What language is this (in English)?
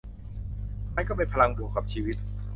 Thai